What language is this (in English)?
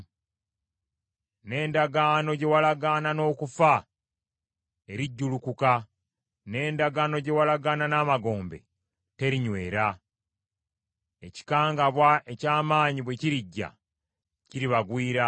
Ganda